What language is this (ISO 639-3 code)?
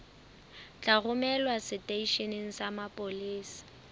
sot